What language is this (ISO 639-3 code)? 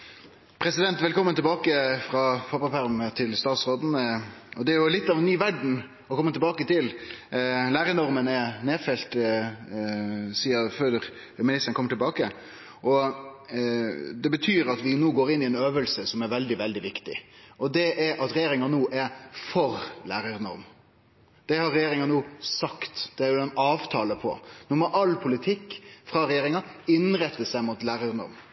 nno